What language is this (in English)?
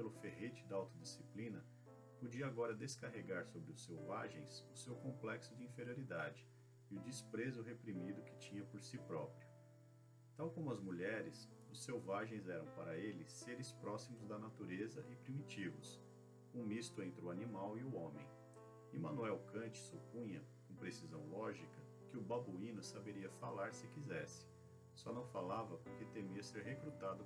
Portuguese